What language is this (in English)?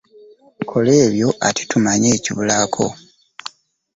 Ganda